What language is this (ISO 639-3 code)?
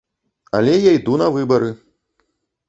bel